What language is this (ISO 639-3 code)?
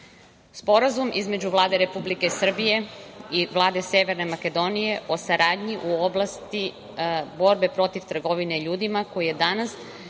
srp